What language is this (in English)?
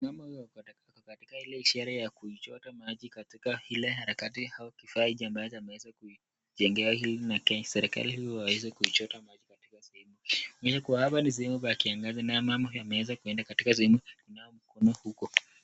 Swahili